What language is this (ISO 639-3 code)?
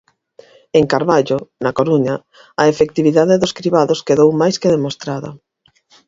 glg